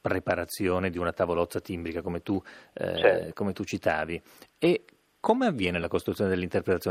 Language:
Italian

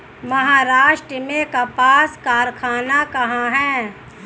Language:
Hindi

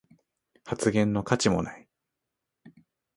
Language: Japanese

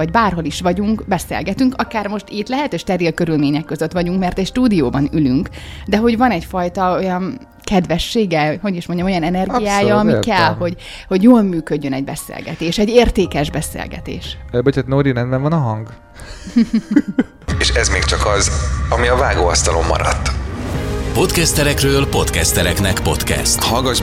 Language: Hungarian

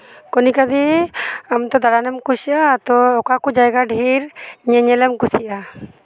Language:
Santali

